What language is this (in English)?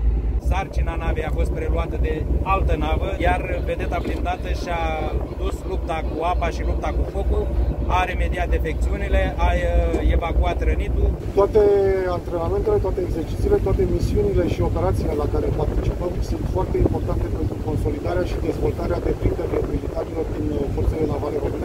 Romanian